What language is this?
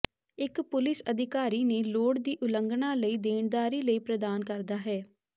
Punjabi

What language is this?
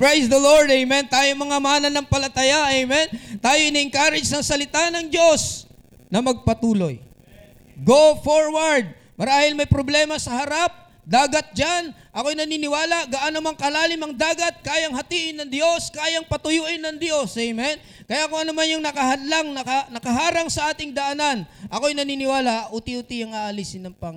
Filipino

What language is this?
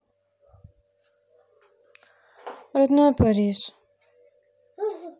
Russian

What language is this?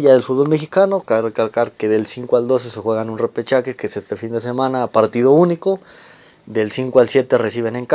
Spanish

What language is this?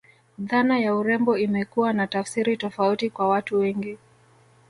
Swahili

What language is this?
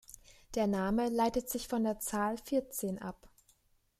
German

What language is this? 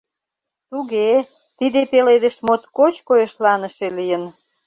Mari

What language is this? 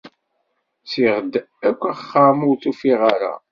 Kabyle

